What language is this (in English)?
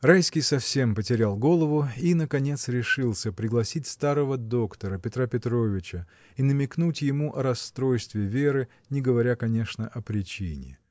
Russian